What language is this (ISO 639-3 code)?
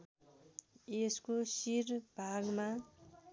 nep